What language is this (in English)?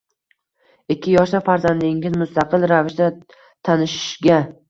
Uzbek